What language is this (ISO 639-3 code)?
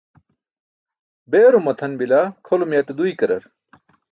bsk